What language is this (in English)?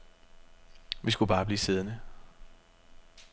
Danish